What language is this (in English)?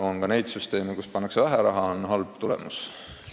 Estonian